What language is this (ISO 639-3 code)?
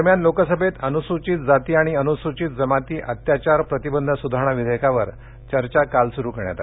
mar